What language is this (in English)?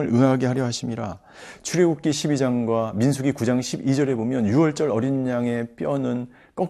Korean